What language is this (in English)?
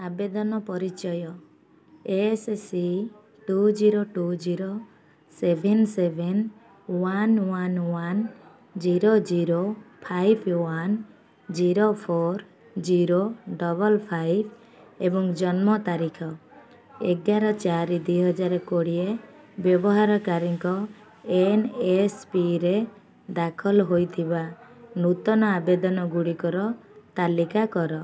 Odia